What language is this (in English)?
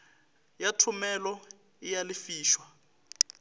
Northern Sotho